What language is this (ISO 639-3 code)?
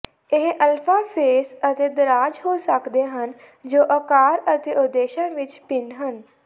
pan